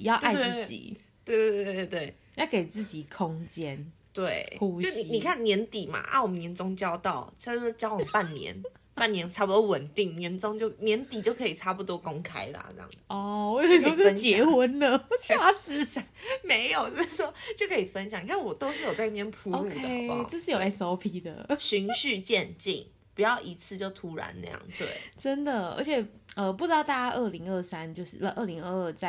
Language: Chinese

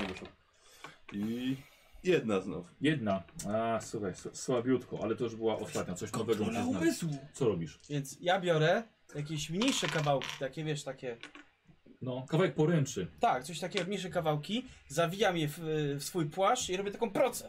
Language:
Polish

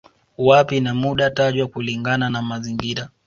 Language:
Swahili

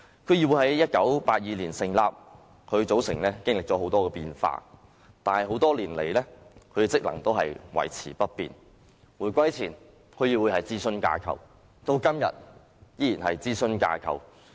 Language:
Cantonese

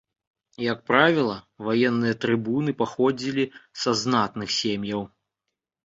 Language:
Belarusian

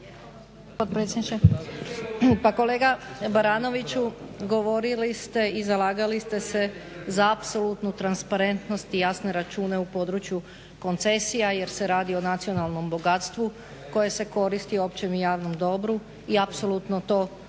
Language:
Croatian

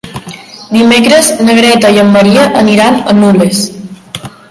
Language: Catalan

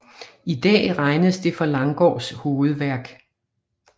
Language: Danish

